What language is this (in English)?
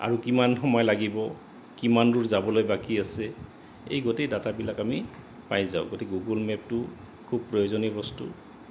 Assamese